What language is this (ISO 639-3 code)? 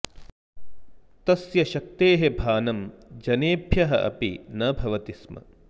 san